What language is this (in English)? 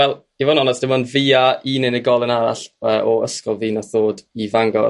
Welsh